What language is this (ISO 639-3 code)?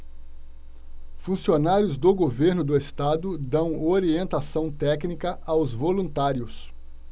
por